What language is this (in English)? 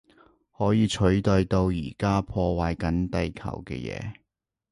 Cantonese